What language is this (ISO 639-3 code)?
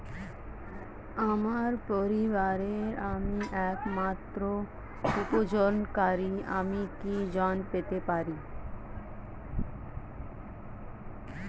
ben